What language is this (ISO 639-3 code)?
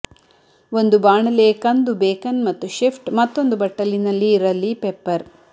kan